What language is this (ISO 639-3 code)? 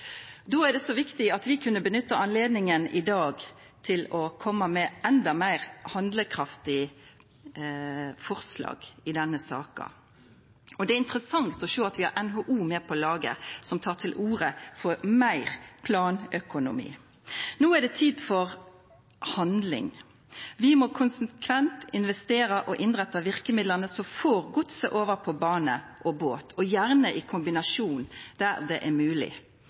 nno